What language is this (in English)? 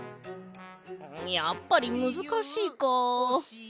Japanese